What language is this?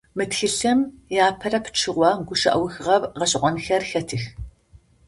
Adyghe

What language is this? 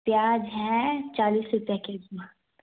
Urdu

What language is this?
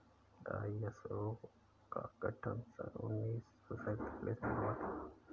Hindi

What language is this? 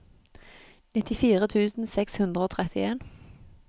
Norwegian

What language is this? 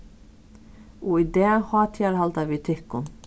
Faroese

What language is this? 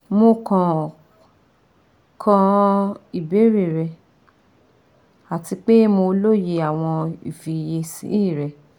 Yoruba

